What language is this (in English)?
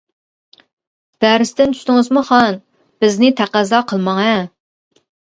Uyghur